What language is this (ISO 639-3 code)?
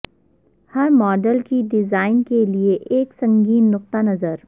urd